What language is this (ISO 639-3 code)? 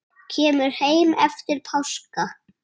isl